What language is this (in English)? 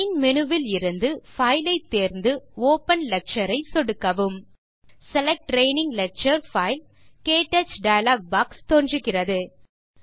Tamil